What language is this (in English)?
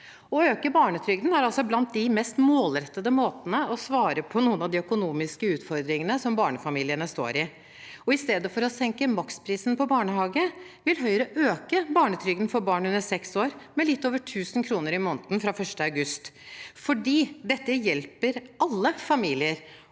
Norwegian